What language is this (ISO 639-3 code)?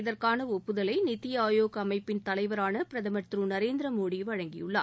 tam